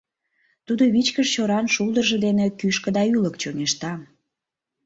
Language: Mari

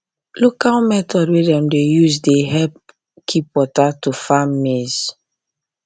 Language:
Nigerian Pidgin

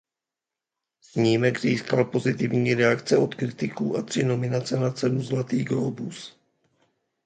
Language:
Czech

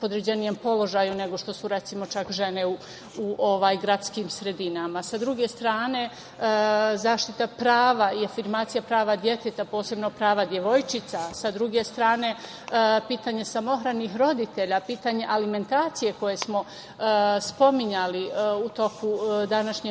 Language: Serbian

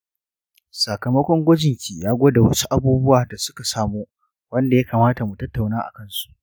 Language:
Hausa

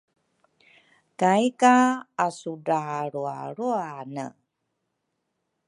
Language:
Rukai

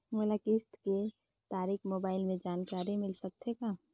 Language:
Chhattisgarhi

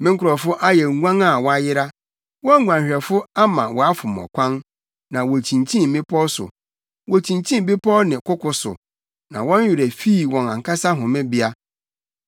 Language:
Akan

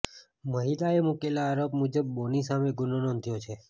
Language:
Gujarati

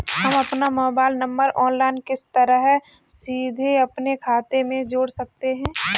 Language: Hindi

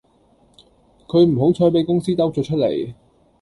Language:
Cantonese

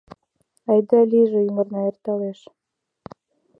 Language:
Mari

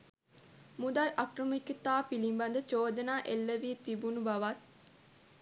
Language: Sinhala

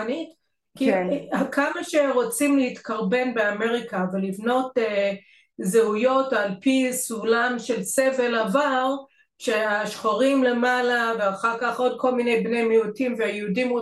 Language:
Hebrew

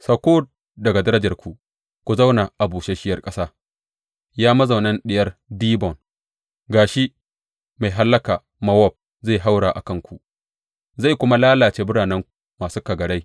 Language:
Hausa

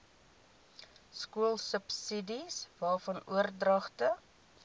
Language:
Afrikaans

